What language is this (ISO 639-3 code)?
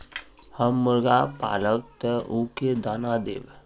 mag